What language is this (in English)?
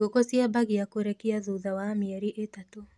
Kikuyu